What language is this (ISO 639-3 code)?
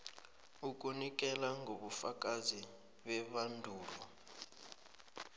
nbl